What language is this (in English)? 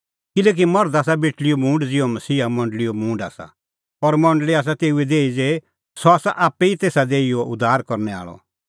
Kullu Pahari